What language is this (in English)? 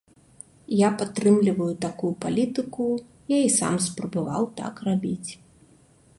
Belarusian